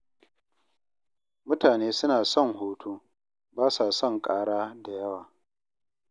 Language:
Hausa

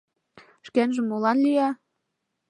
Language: Mari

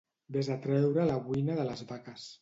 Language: Catalan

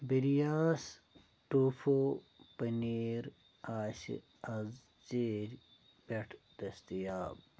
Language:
Kashmiri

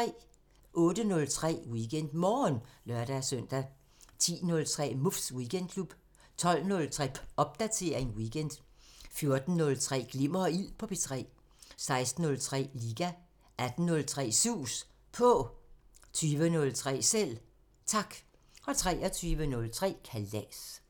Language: Danish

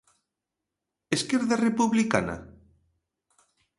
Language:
Galician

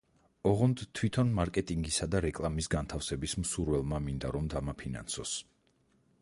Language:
Georgian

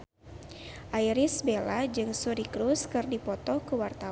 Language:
Sundanese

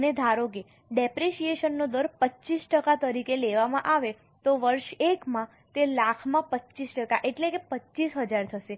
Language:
Gujarati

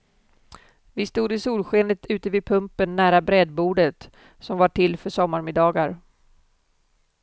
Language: Swedish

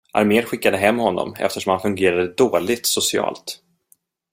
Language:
Swedish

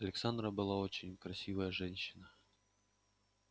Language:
Russian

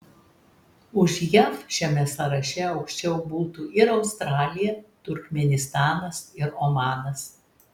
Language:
Lithuanian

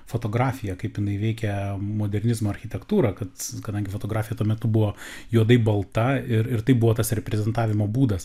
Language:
Lithuanian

